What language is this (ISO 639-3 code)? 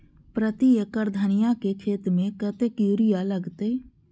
mai